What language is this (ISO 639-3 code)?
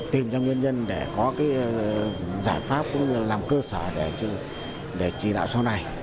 vie